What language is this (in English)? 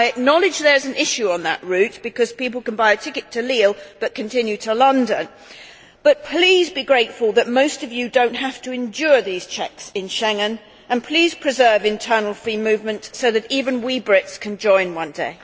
English